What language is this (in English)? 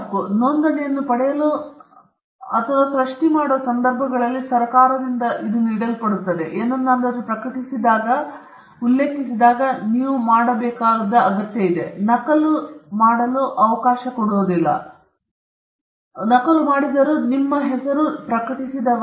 Kannada